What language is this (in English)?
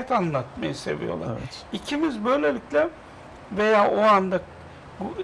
Turkish